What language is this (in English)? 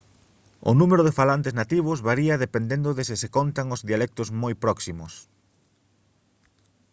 Galician